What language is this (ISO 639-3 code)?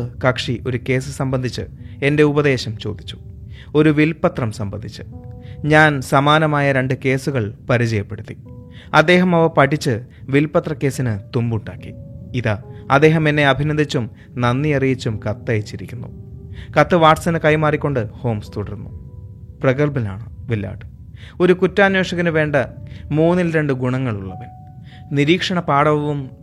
mal